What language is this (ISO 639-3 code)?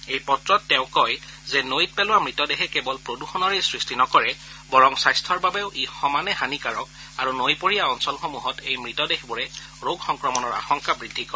asm